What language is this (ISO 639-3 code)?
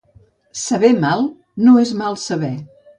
cat